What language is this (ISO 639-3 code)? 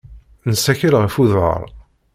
kab